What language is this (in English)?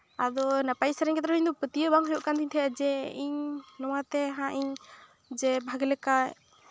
Santali